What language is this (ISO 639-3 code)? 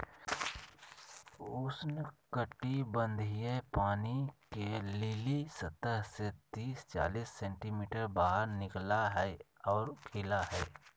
mag